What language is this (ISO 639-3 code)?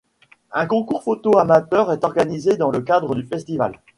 fra